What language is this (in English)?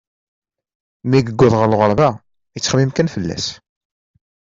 Kabyle